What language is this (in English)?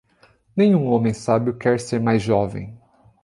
Portuguese